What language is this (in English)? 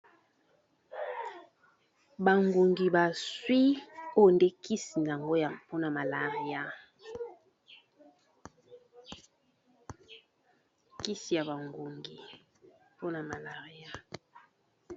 Lingala